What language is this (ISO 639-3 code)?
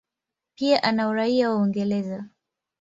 swa